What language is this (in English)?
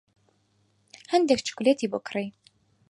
Central Kurdish